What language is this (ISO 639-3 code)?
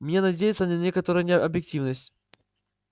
rus